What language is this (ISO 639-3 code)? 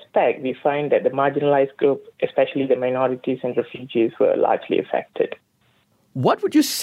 eng